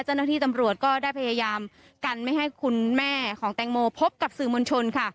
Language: Thai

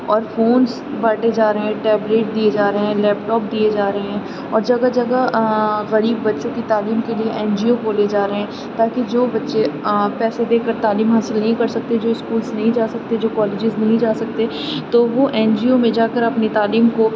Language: Urdu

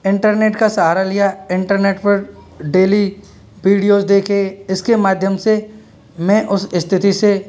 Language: Hindi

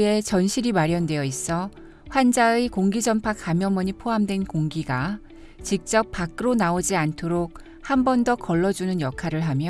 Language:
Korean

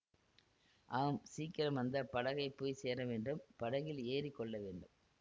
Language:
Tamil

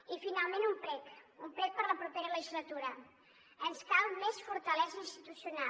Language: Catalan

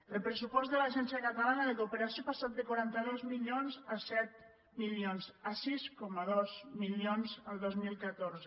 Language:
Catalan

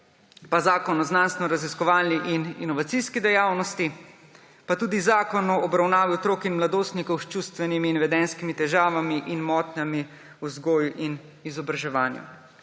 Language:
Slovenian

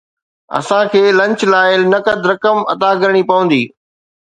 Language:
Sindhi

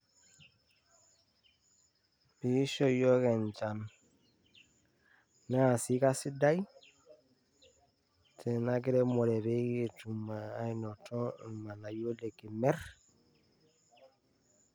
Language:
Masai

